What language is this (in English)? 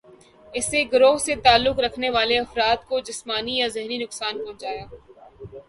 Urdu